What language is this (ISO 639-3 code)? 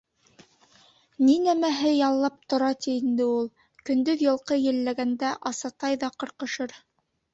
bak